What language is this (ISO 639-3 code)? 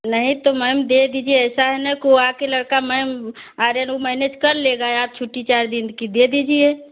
hin